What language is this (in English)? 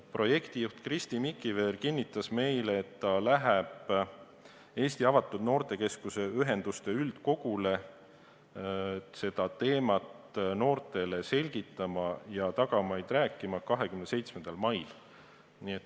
Estonian